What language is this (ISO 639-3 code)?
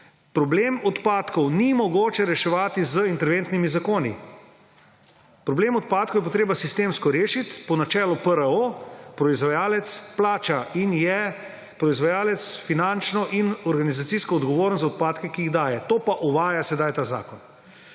slv